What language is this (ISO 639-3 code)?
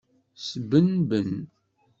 kab